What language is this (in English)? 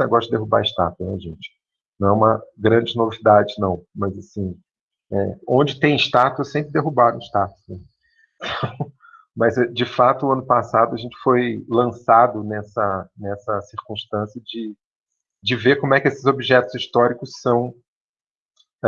Portuguese